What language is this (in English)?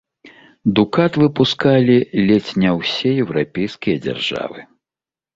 Belarusian